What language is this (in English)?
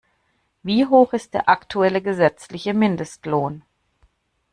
German